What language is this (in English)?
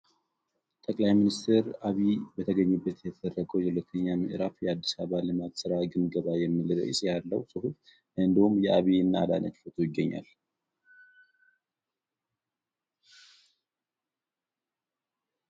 Amharic